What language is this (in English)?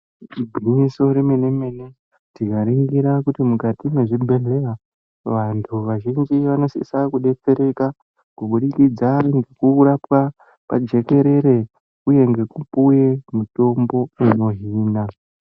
Ndau